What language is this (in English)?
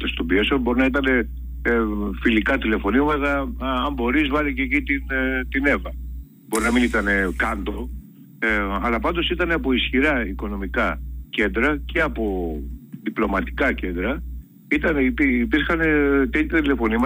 Greek